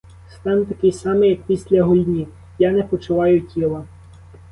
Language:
Ukrainian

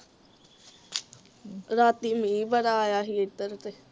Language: Punjabi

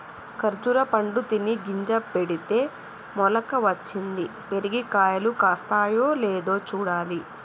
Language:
Telugu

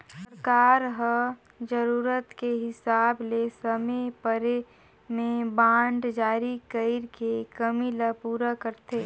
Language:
Chhattisgarhi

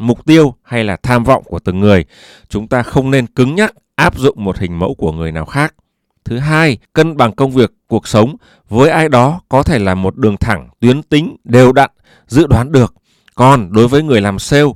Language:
Vietnamese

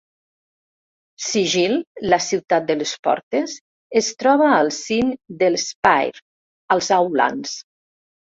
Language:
Catalan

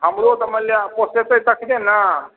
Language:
Maithili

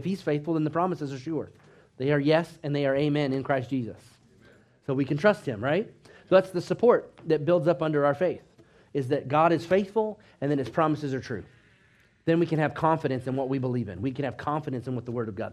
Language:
English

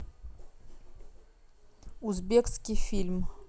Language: Russian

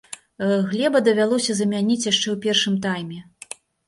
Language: Belarusian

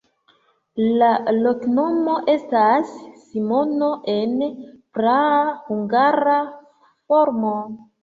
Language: Esperanto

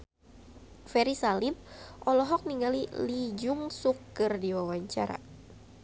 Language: Sundanese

